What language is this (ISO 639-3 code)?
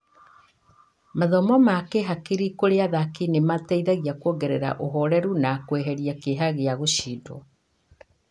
kik